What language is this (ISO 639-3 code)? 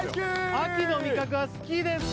jpn